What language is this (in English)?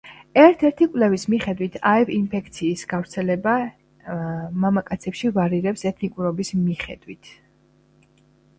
Georgian